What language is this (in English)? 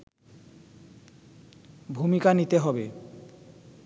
Bangla